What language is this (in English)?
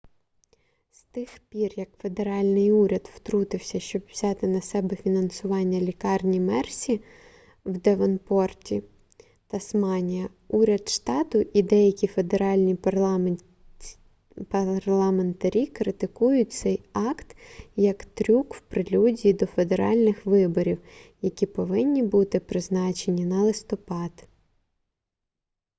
Ukrainian